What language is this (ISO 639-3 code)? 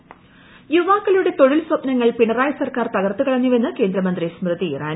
mal